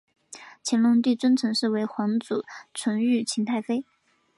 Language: Chinese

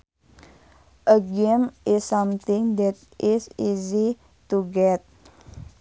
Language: Sundanese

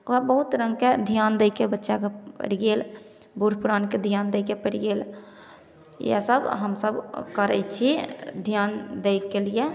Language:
Maithili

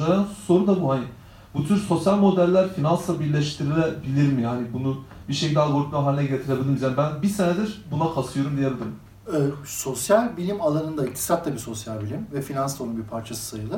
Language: Turkish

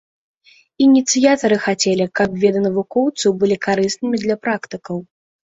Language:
Belarusian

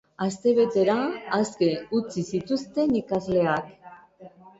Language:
Basque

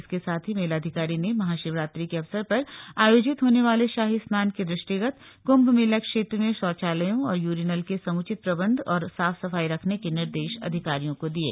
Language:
Hindi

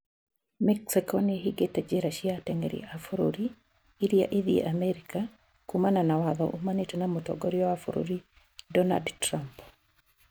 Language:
Kikuyu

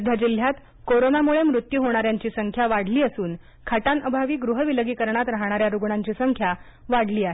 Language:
Marathi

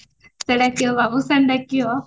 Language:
Odia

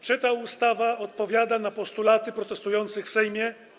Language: Polish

